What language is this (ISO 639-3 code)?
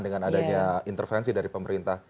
ind